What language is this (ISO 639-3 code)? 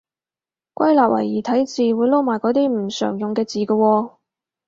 yue